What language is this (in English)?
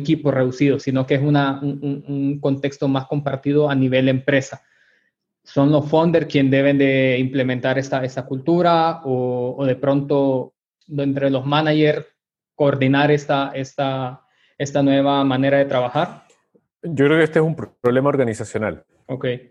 Spanish